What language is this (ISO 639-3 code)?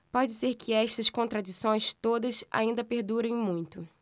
por